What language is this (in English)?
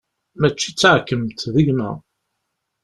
Kabyle